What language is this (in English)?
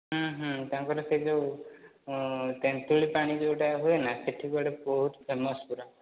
Odia